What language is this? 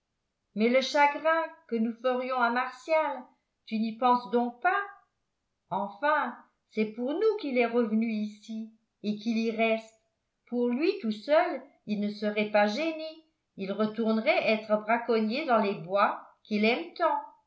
French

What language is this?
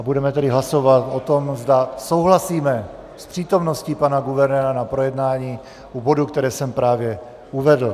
Czech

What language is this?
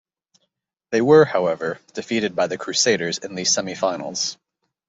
English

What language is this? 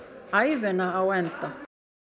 Icelandic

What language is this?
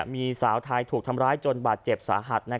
Thai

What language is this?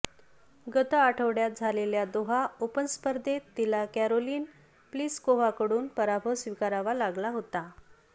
Marathi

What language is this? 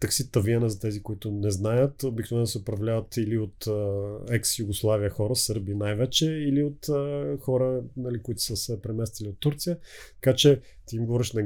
Bulgarian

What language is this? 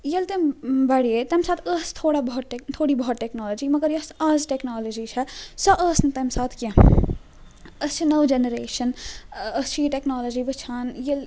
Kashmiri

